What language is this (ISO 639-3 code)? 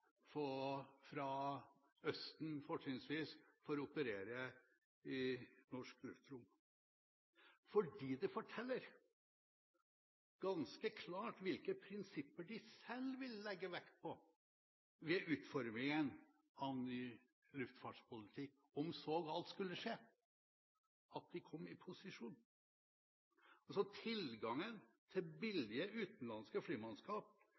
nob